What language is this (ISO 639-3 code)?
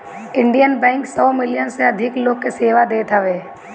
bho